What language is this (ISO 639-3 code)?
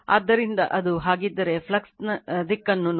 kan